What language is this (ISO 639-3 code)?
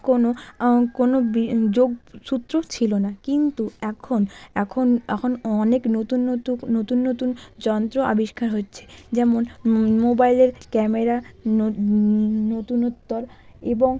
ben